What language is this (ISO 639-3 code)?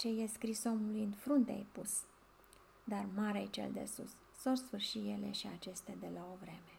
ron